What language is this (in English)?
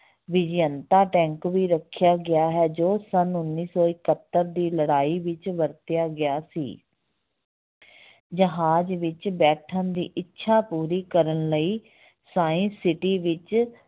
Punjabi